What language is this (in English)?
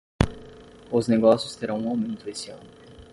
Portuguese